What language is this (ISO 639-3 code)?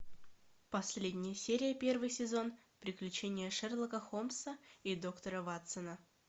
rus